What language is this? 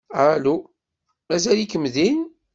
Kabyle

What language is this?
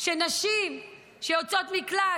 Hebrew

